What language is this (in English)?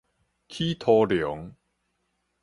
Min Nan Chinese